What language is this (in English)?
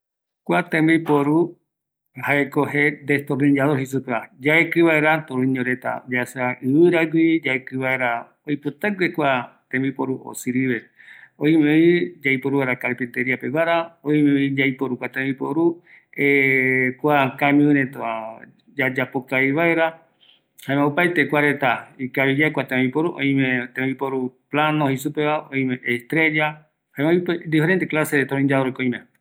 Eastern Bolivian Guaraní